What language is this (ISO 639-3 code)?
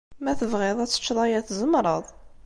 kab